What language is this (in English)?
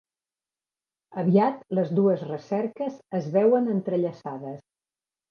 Catalan